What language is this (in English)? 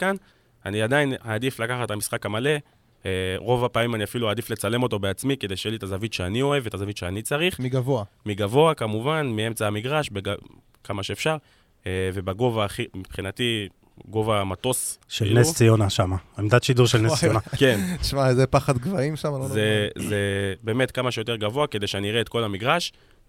Hebrew